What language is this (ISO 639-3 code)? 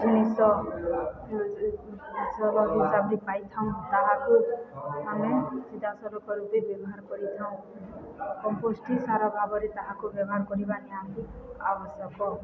ori